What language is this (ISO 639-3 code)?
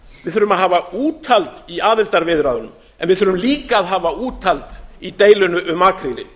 isl